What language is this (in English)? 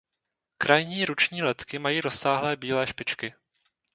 Czech